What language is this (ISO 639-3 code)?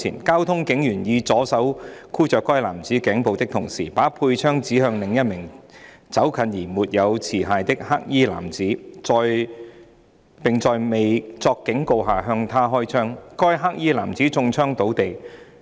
yue